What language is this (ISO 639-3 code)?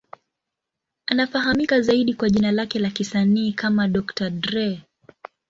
swa